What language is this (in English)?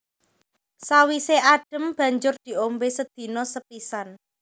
Javanese